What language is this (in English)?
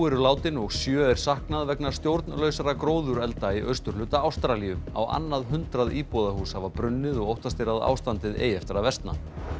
Icelandic